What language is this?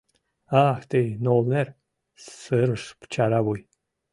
Mari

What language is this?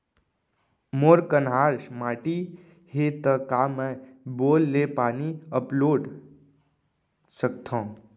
Chhattisgarhi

